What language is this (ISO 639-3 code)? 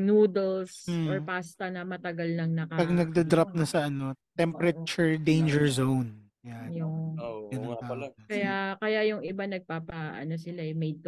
fil